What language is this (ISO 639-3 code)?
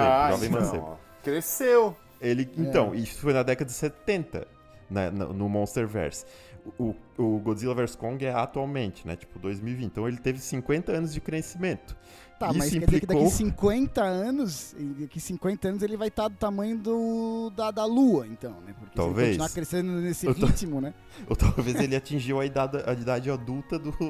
por